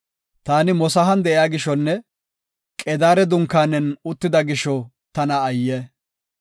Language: Gofa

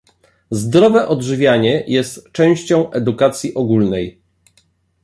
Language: Polish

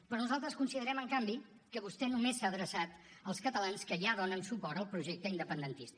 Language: Catalan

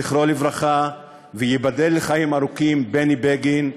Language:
Hebrew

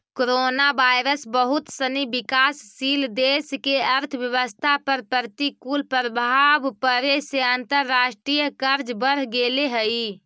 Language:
Magahi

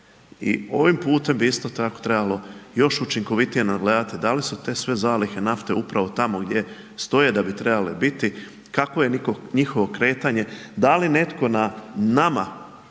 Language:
Croatian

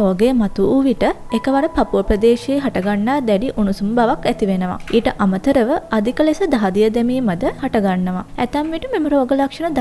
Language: Thai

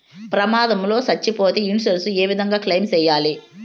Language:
Telugu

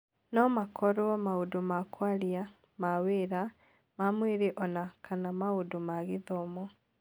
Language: Kikuyu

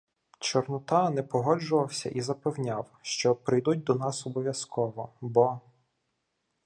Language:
Ukrainian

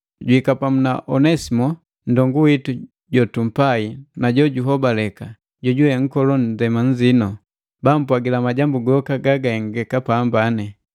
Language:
Matengo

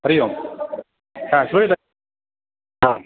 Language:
Sanskrit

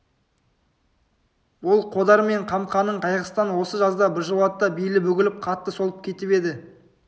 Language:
Kazakh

